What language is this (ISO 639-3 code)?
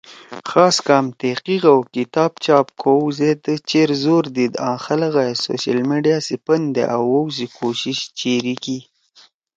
trw